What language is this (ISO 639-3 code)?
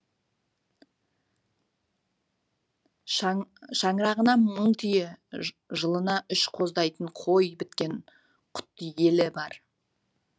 kaz